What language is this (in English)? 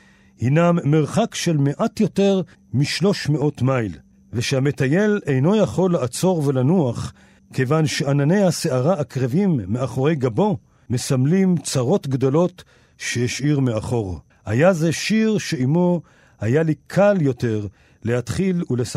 Hebrew